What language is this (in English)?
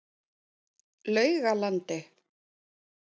Icelandic